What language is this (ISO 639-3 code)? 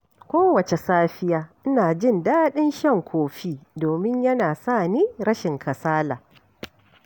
hau